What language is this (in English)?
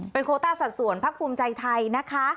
Thai